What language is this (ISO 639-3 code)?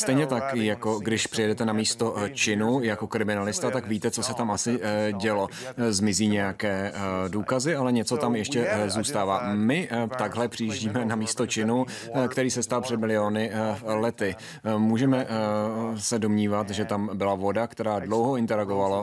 ces